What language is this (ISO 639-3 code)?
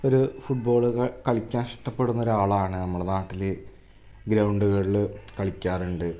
mal